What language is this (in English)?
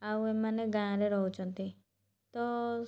Odia